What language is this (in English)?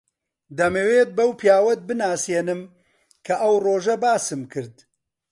Central Kurdish